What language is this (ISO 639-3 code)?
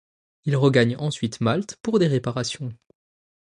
fra